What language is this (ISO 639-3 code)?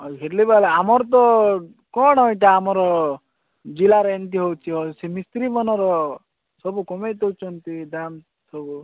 ori